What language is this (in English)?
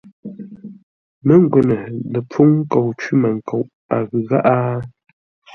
Ngombale